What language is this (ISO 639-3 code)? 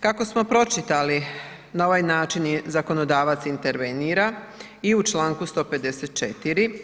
hrv